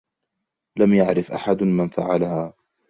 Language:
Arabic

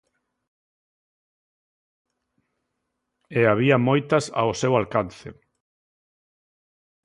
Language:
Galician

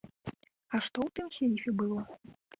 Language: Belarusian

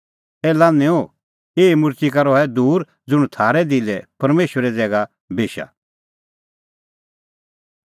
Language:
Kullu Pahari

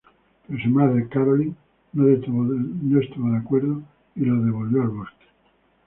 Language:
Spanish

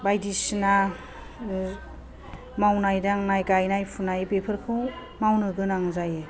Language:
Bodo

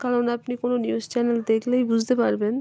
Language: Bangla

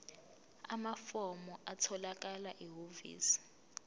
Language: Zulu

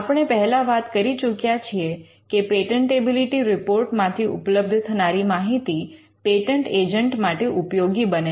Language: Gujarati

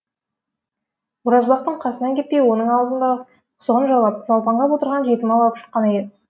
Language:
Kazakh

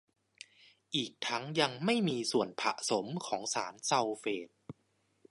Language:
Thai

